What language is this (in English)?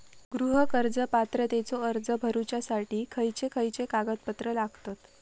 Marathi